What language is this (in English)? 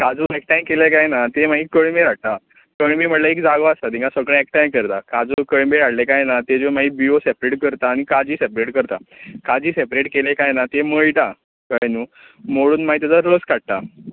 Konkani